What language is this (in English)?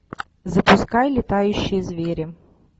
Russian